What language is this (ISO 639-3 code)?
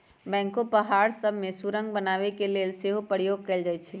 mag